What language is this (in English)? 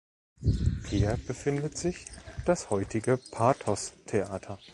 German